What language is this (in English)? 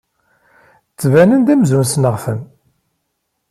Kabyle